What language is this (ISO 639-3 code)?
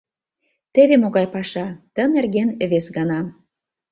chm